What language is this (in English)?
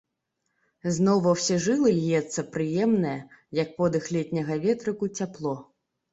Belarusian